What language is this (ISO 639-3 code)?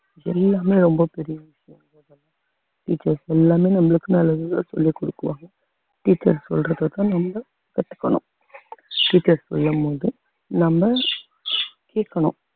tam